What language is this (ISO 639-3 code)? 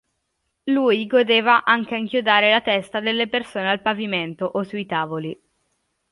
ita